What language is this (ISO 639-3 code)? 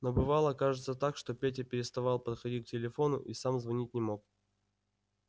rus